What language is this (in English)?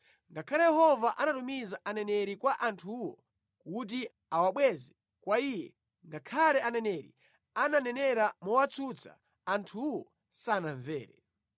Nyanja